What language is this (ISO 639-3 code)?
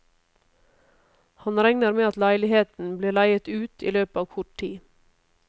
nor